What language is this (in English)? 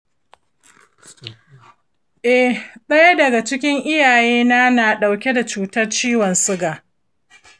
Hausa